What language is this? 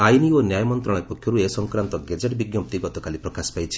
Odia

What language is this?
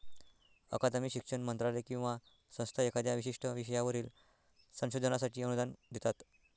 Marathi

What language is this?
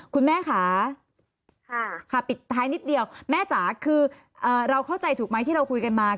Thai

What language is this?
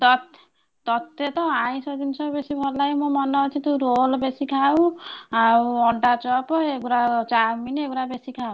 Odia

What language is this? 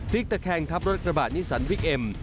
Thai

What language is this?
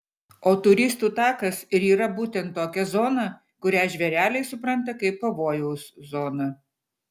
Lithuanian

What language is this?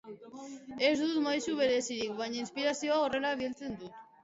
Basque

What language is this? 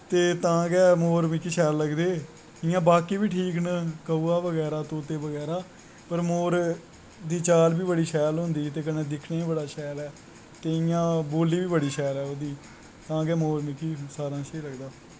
Dogri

